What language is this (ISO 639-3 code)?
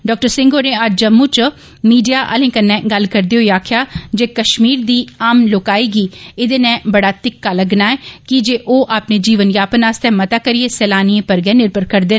doi